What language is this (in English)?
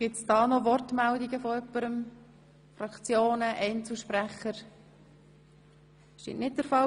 Swiss German